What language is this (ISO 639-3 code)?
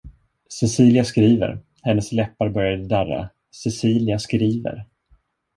swe